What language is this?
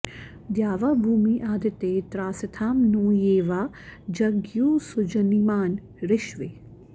Sanskrit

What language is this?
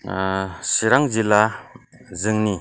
Bodo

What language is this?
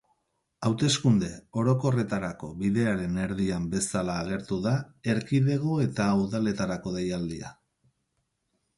Basque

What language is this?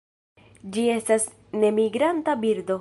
Esperanto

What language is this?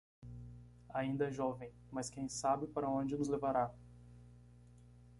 Portuguese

